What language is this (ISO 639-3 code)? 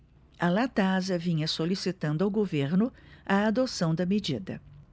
por